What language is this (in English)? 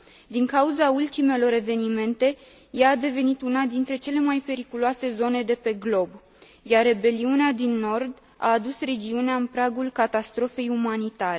Romanian